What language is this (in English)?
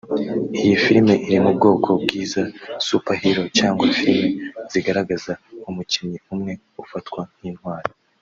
Kinyarwanda